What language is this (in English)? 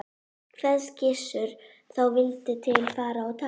Icelandic